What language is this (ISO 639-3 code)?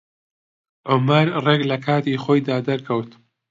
ckb